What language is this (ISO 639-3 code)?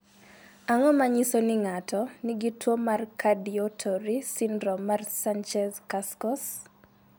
luo